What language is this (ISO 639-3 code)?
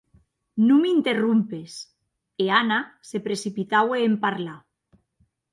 oci